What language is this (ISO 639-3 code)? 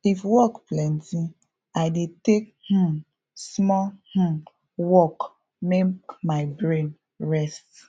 pcm